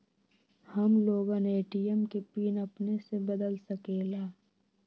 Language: Magahi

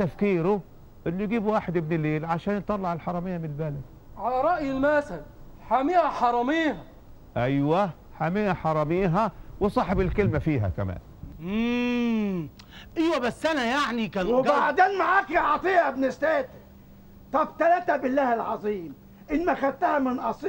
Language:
Arabic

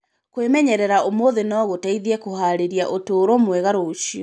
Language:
Kikuyu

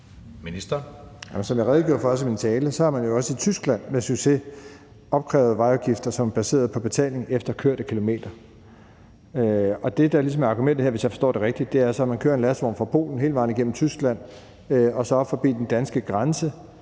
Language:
Danish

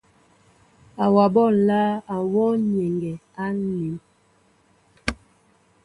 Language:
Mbo (Cameroon)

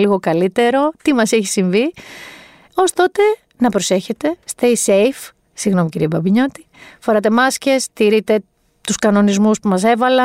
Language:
Greek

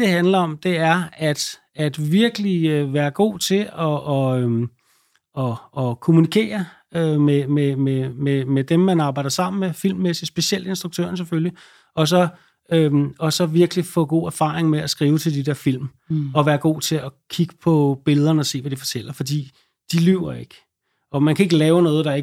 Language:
Danish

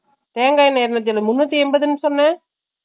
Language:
Tamil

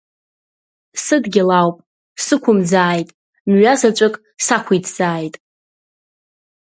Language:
Abkhazian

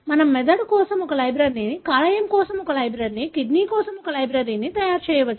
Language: Telugu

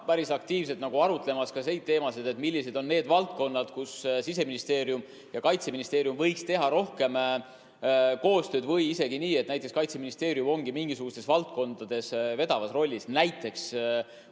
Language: Estonian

